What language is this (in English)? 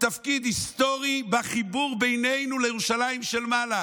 Hebrew